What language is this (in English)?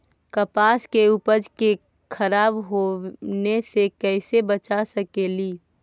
Magahi